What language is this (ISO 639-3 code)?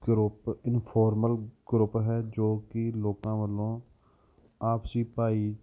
pan